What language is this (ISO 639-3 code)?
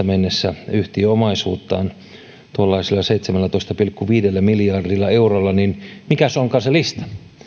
fin